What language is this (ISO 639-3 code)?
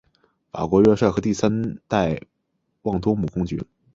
zho